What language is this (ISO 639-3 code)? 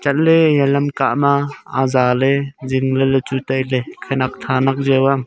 nnp